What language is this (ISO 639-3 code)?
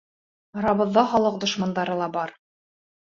bak